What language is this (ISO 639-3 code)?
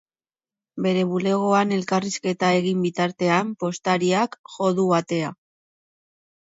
eus